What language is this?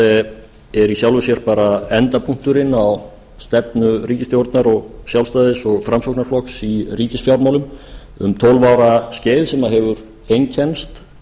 Icelandic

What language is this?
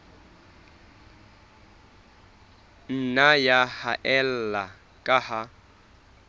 Southern Sotho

